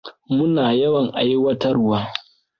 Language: Hausa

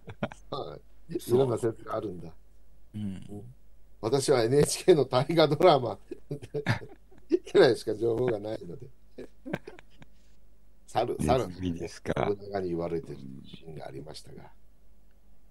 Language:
Japanese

